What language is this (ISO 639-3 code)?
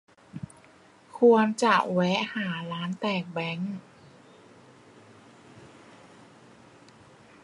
tha